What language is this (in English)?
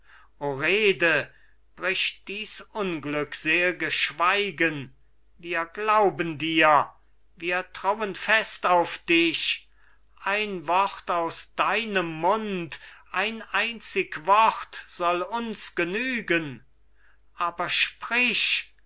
German